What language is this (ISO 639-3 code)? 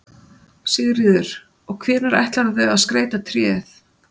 isl